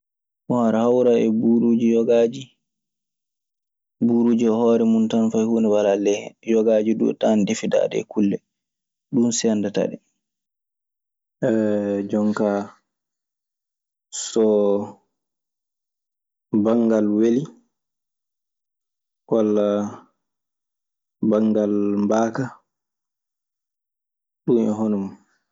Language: Maasina Fulfulde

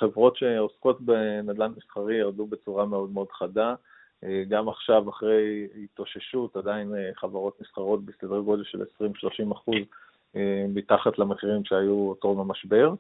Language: Hebrew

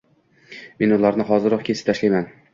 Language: Uzbek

